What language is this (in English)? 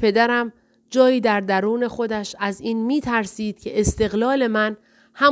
Persian